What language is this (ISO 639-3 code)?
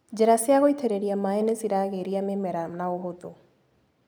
kik